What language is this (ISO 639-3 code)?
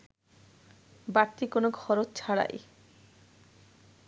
ben